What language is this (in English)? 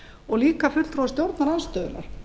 Icelandic